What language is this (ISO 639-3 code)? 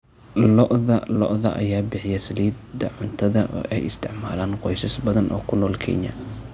som